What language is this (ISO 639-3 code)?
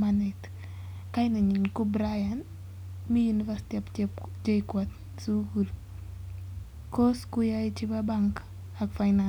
kln